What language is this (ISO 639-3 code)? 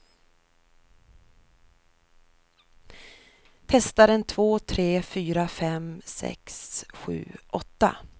swe